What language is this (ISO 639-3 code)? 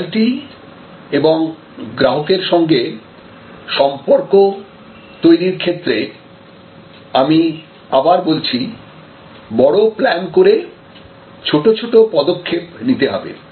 ben